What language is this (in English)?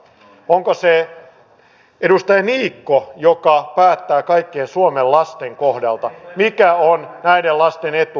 Finnish